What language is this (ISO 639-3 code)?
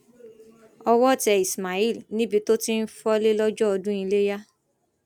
yor